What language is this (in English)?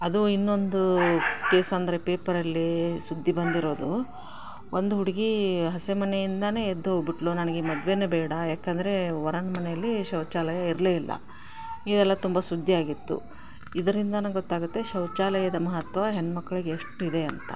Kannada